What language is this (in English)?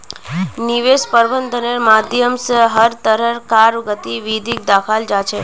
Magahi